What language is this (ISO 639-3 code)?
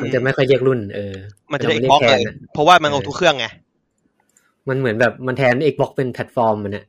tha